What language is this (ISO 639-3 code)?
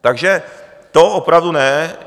ces